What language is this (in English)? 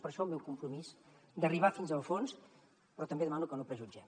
Catalan